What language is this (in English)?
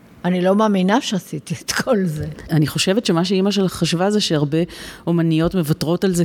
Hebrew